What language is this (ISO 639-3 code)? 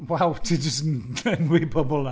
cym